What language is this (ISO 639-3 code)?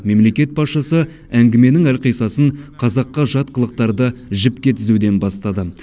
kaz